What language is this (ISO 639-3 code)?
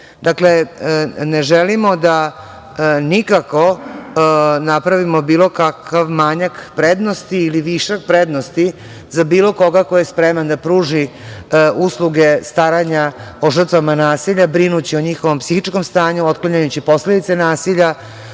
srp